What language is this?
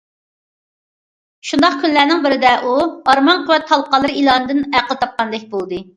Uyghur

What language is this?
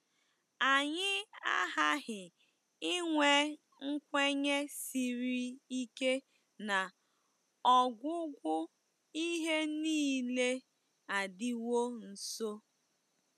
Igbo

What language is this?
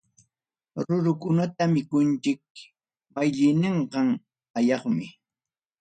Ayacucho Quechua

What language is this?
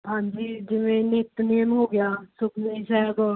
Punjabi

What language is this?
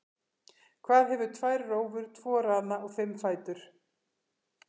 Icelandic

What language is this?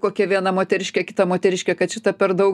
Lithuanian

